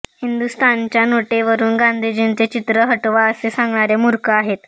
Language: Marathi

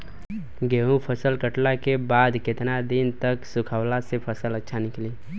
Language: Bhojpuri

